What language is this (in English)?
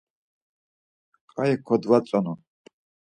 Laz